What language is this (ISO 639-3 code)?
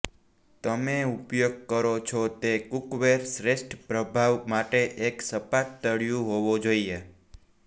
guj